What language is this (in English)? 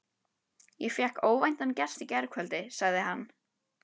Icelandic